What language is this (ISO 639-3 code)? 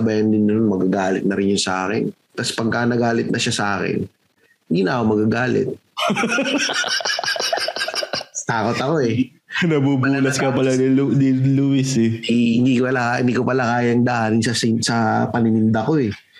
fil